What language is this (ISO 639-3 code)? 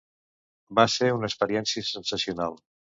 cat